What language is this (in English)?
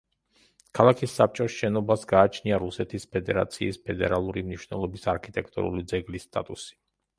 Georgian